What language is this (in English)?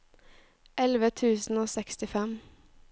Norwegian